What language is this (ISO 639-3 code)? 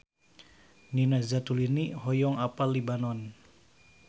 sun